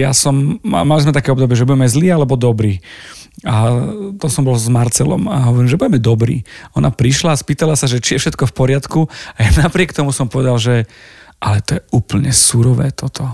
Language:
Slovak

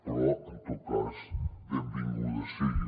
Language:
Catalan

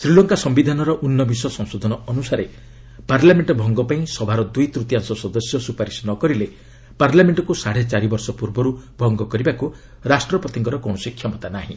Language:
Odia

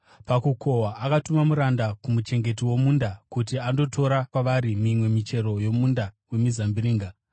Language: Shona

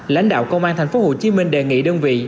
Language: Vietnamese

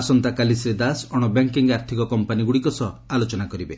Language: Odia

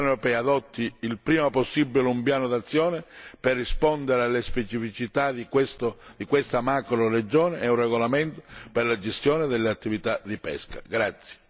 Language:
Italian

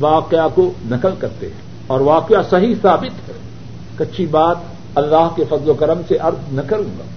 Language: Urdu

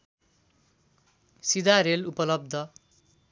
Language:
Nepali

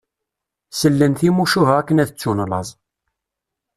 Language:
Kabyle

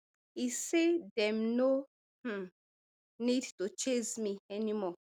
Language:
Nigerian Pidgin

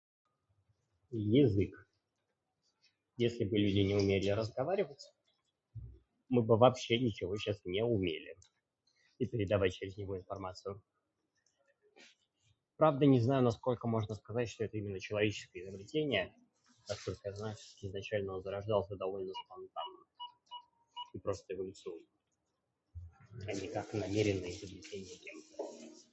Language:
Russian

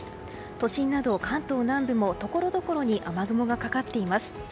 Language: Japanese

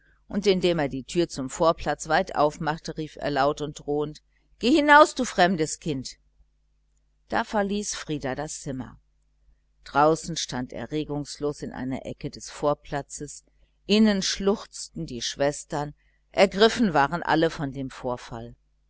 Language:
German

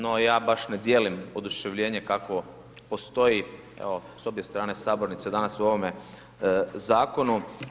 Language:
Croatian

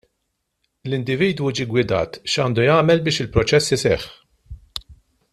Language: Maltese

